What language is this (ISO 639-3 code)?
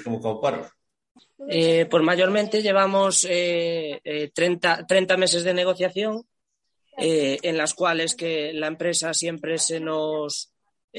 spa